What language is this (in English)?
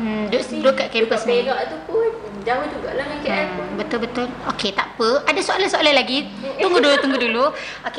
Malay